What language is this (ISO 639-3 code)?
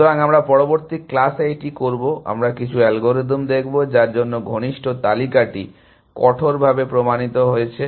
ben